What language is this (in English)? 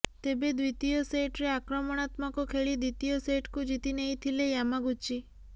Odia